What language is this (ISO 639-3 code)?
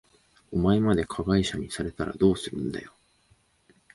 jpn